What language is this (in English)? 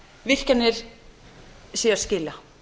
Icelandic